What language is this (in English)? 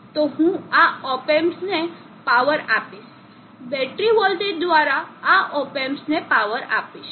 Gujarati